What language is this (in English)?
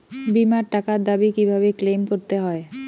Bangla